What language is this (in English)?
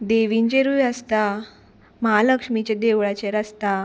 Konkani